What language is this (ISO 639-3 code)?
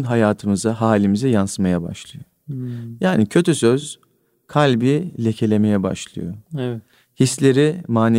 tur